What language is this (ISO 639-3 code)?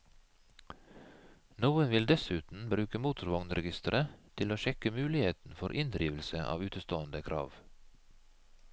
nor